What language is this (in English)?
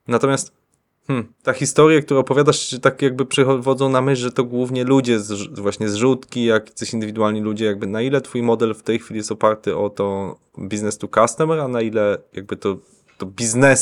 Polish